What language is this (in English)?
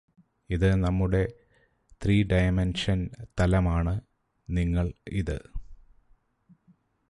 Malayalam